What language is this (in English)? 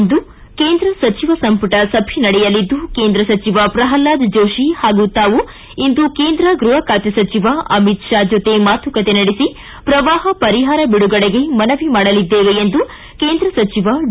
Kannada